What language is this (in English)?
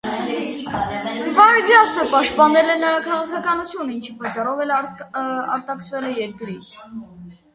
Armenian